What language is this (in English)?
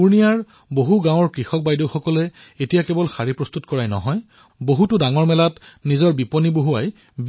Assamese